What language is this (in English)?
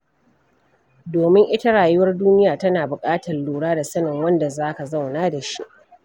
Hausa